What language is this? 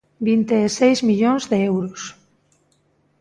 Galician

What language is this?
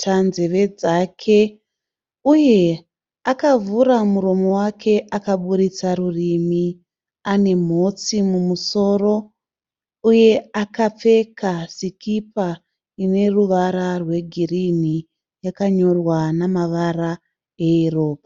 Shona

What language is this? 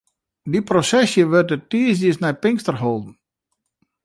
Western Frisian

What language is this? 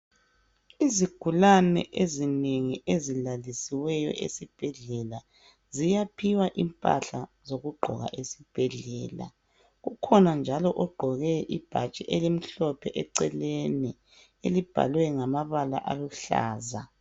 North Ndebele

